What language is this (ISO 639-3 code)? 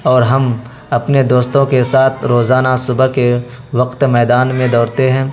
urd